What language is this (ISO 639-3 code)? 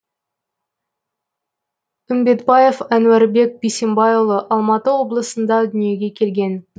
kaz